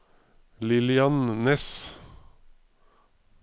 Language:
Norwegian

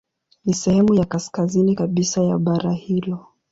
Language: Swahili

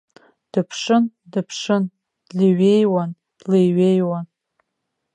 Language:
Abkhazian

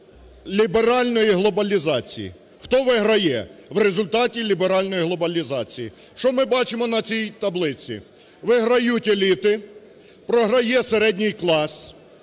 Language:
Ukrainian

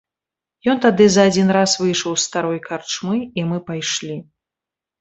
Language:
Belarusian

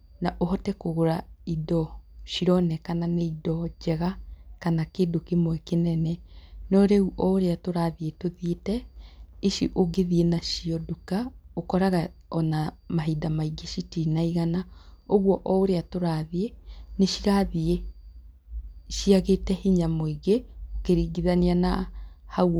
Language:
Kikuyu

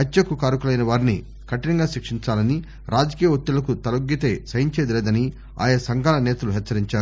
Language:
Telugu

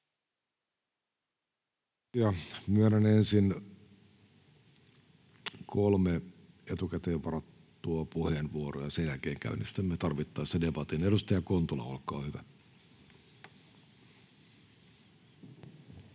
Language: Finnish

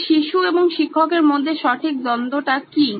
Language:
Bangla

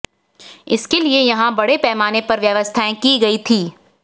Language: Hindi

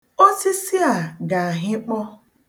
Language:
Igbo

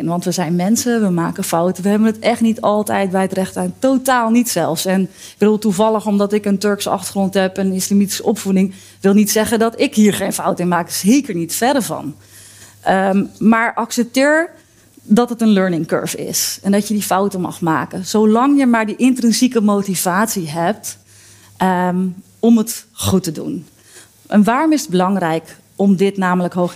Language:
Dutch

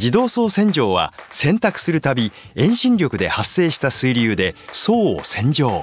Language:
Japanese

